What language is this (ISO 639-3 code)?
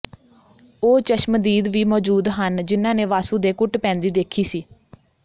pan